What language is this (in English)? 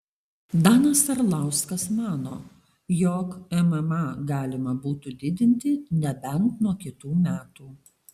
Lithuanian